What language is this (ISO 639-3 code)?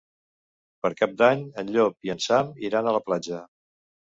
cat